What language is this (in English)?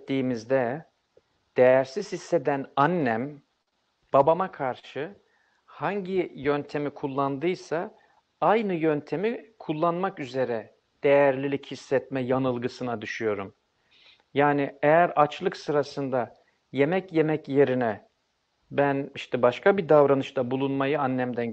Turkish